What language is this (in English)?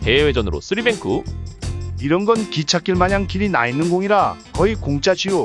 Korean